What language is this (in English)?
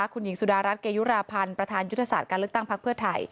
Thai